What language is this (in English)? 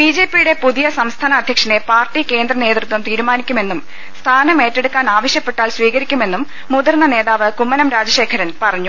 Malayalam